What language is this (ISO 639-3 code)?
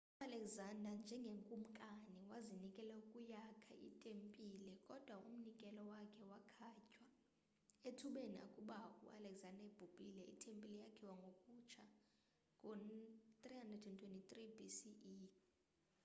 xho